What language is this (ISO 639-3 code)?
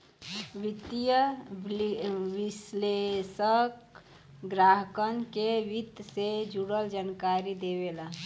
bho